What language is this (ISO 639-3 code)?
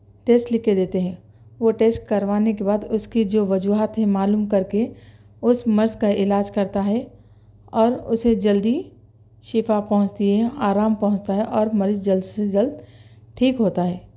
urd